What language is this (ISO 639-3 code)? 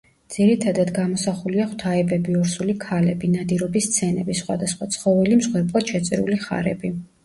kat